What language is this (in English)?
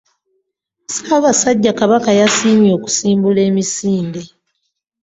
Ganda